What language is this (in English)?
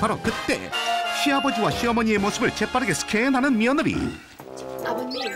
Korean